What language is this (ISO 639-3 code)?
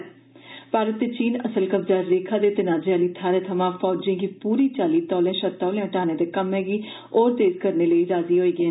doi